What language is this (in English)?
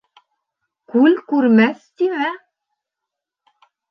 Bashkir